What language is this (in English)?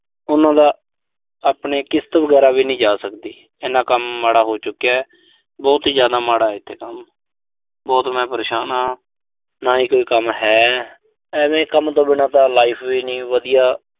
Punjabi